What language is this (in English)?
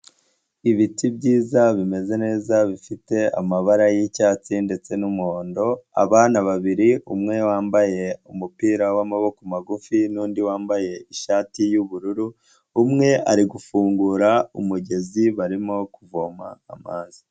Kinyarwanda